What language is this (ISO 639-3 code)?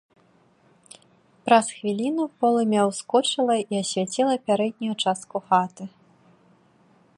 bel